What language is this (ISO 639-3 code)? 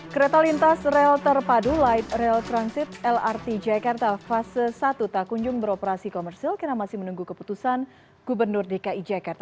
ind